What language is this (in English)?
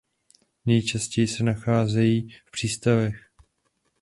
Czech